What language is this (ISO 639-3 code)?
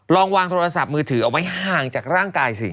tha